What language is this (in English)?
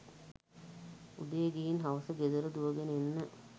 Sinhala